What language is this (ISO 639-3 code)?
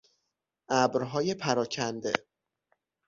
fas